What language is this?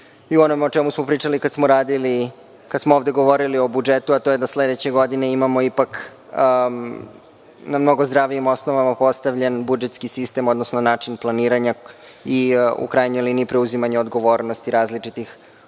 Serbian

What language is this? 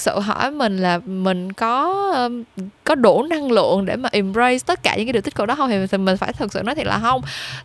Vietnamese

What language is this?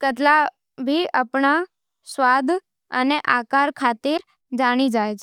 Nimadi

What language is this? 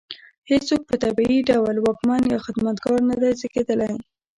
Pashto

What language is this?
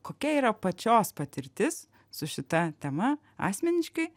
Lithuanian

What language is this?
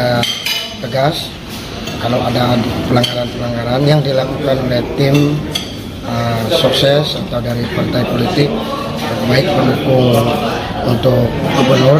Indonesian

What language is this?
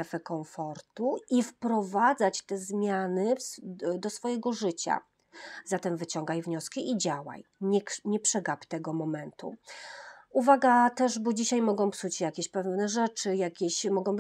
Polish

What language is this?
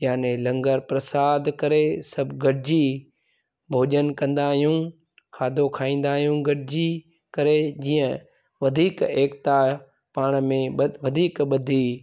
Sindhi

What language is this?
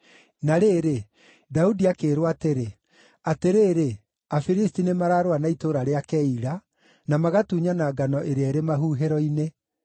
Kikuyu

